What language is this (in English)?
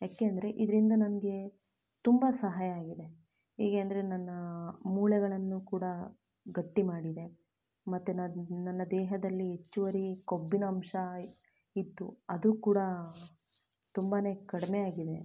Kannada